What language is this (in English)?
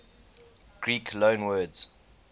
English